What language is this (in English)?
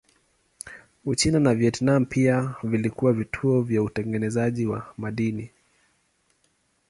Swahili